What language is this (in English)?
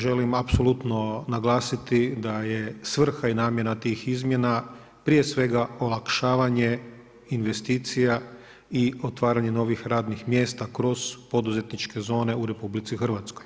Croatian